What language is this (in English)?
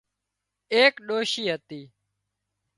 Wadiyara Koli